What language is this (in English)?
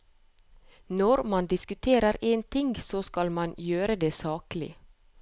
Norwegian